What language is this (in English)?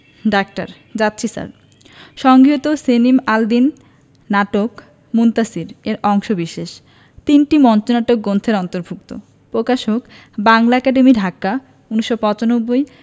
Bangla